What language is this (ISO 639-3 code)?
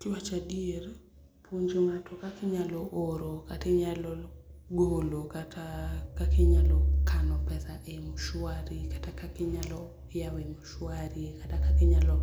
luo